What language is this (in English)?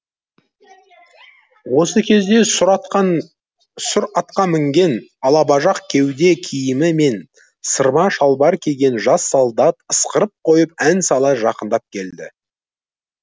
Kazakh